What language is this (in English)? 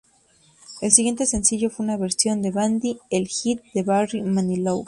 Spanish